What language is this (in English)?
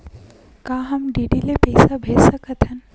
Chhattisgarhi